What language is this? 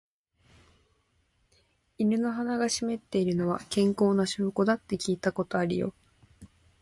Japanese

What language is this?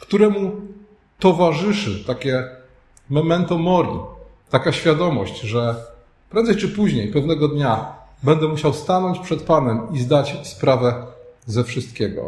Polish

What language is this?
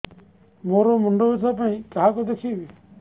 Odia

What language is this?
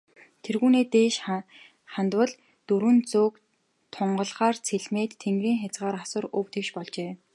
Mongolian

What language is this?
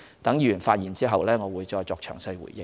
Cantonese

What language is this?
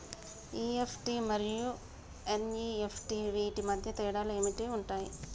Telugu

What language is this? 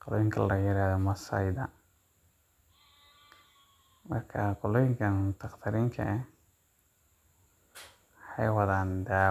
Somali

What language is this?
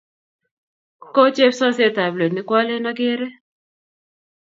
Kalenjin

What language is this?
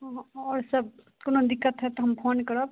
Maithili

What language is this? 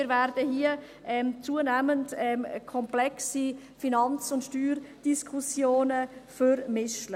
Swiss German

